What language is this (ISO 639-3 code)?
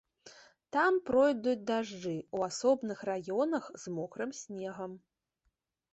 bel